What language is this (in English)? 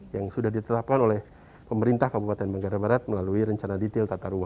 Indonesian